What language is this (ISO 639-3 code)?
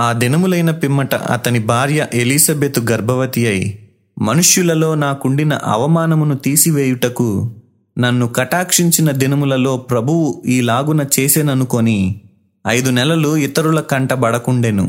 tel